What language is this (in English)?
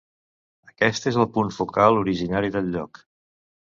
Catalan